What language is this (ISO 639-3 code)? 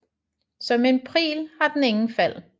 dan